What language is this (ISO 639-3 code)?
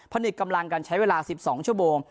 tha